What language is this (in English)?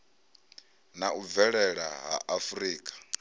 Venda